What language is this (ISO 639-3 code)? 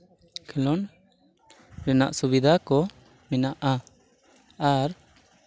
sat